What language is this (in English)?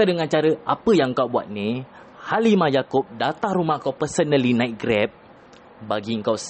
Malay